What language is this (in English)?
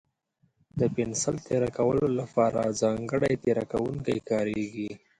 Pashto